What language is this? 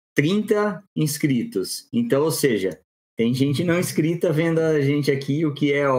Portuguese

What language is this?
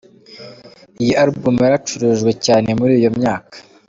Kinyarwanda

